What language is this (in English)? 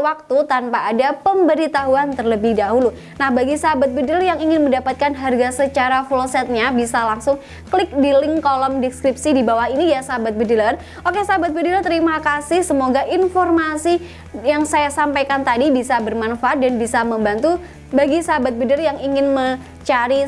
Indonesian